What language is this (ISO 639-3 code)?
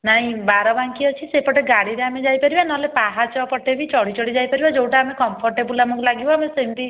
ori